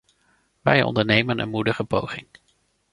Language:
Dutch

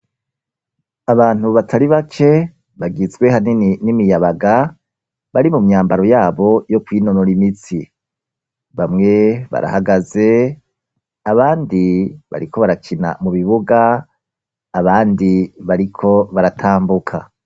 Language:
Rundi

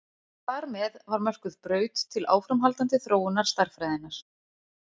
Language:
Icelandic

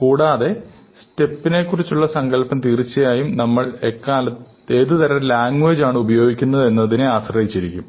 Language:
Malayalam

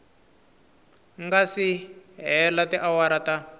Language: Tsonga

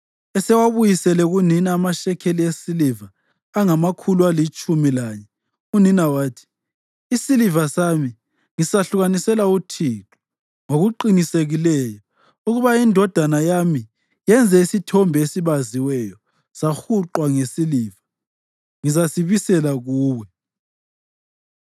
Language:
North Ndebele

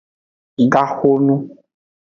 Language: Aja (Benin)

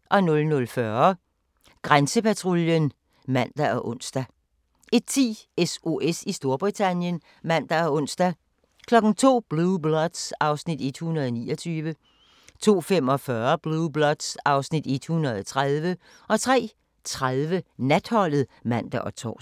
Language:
Danish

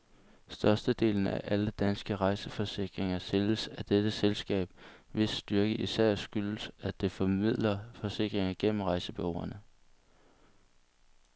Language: Danish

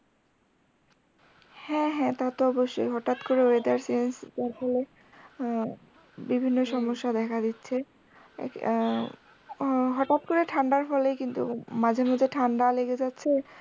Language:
Bangla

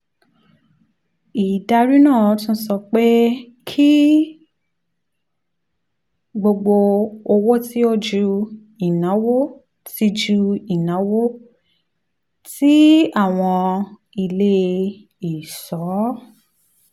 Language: Yoruba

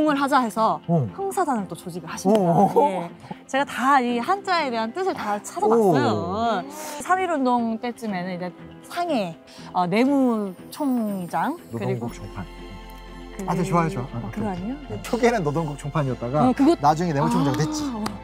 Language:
Korean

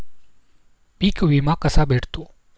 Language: Marathi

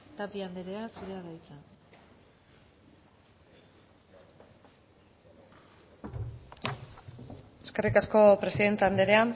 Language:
Basque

